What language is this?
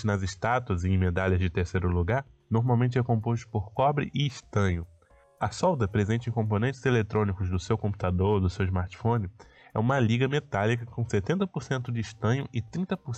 Portuguese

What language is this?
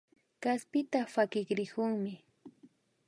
Imbabura Highland Quichua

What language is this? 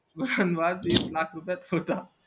Marathi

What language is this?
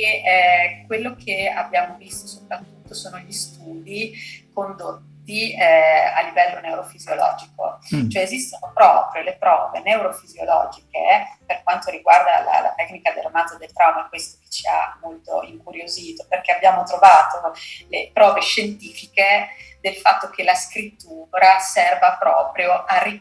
Italian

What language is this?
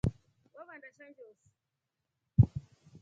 Rombo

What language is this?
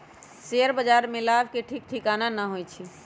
Magahi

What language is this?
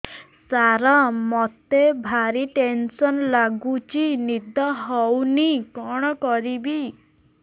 Odia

